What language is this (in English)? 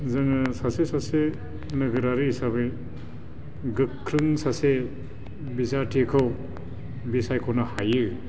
Bodo